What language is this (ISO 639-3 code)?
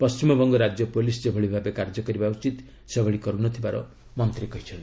ori